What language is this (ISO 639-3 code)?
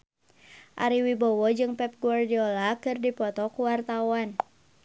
sun